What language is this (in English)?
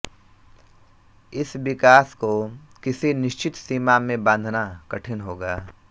Hindi